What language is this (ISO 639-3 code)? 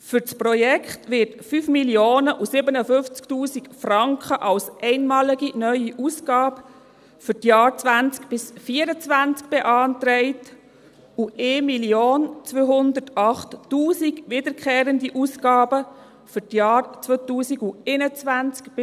gsw